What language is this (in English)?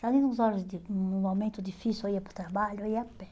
Portuguese